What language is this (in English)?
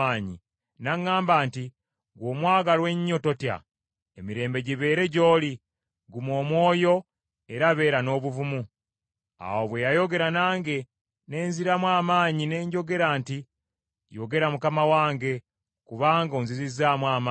Ganda